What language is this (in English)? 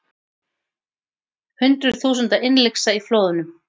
Icelandic